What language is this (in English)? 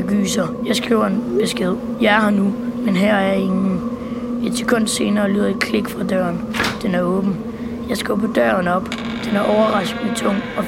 Danish